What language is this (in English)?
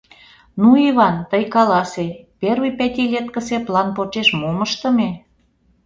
Mari